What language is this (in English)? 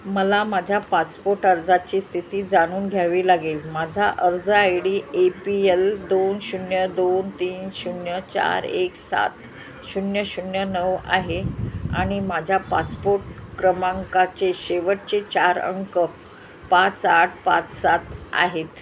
Marathi